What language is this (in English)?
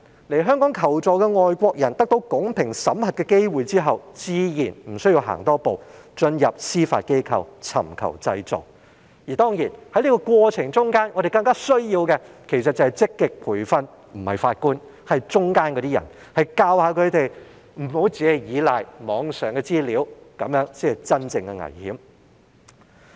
Cantonese